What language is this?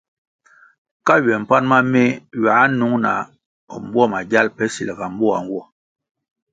Kwasio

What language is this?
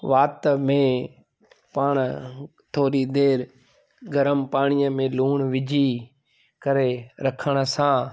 Sindhi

